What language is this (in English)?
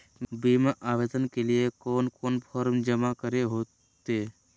Magahi